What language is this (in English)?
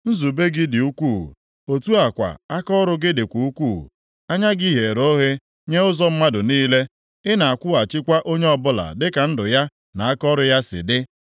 Igbo